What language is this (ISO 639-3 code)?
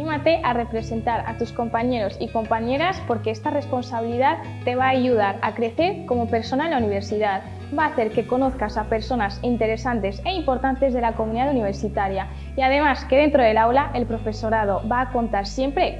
spa